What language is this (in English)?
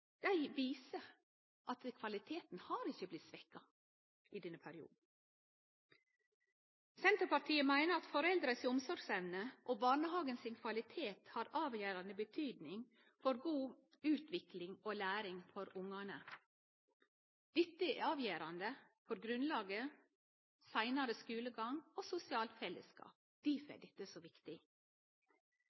Norwegian Nynorsk